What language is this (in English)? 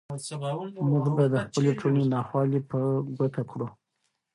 Pashto